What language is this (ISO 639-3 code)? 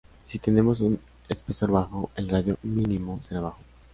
spa